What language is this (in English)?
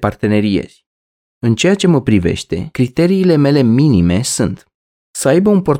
Romanian